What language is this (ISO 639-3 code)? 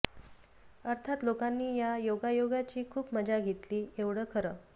mar